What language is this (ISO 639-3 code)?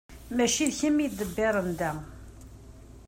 kab